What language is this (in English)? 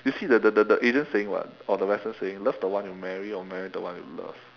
English